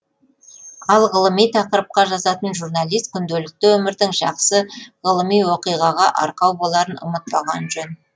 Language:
Kazakh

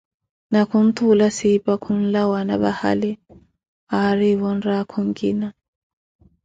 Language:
Koti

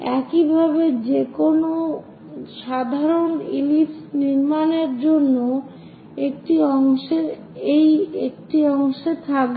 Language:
Bangla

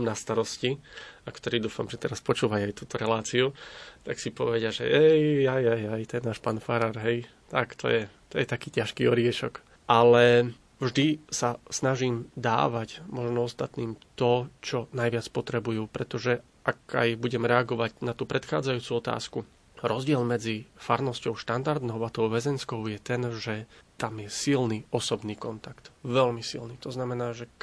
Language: Slovak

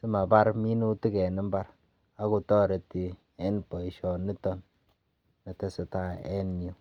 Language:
Kalenjin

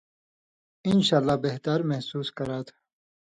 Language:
Indus Kohistani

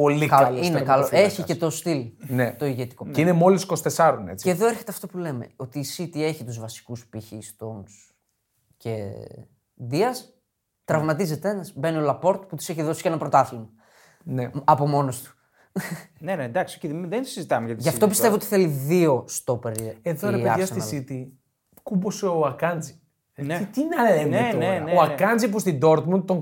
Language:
Greek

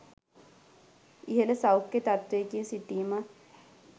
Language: Sinhala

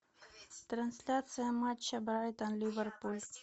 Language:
Russian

